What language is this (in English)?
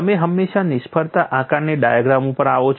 Gujarati